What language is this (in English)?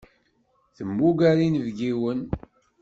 Kabyle